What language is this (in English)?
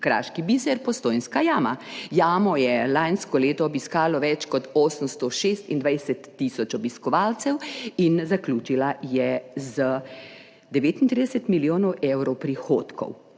Slovenian